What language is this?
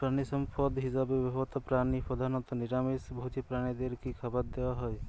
Bangla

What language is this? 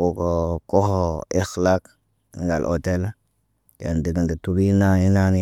Naba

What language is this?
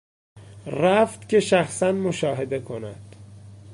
Persian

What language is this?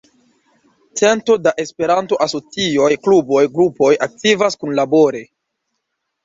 Esperanto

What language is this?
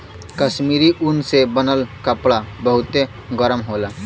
Bhojpuri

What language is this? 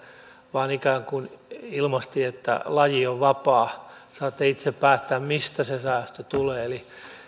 Finnish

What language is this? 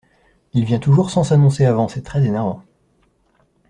French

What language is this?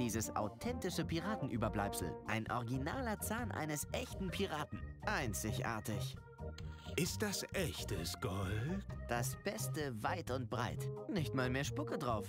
German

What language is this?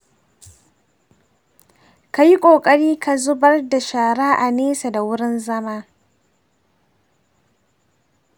Hausa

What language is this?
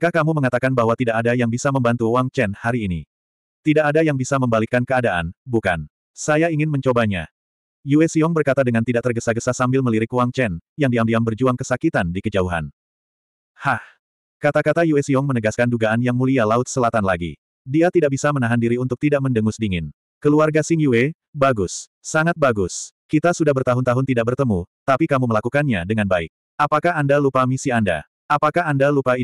Indonesian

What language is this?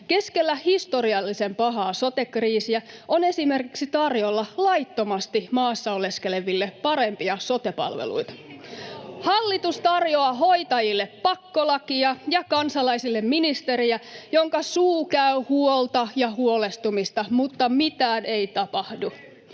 Finnish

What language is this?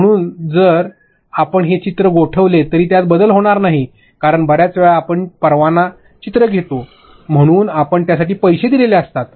Marathi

